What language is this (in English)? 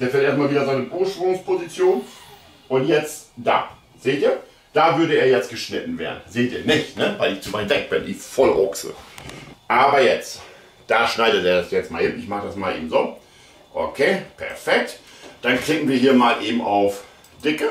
German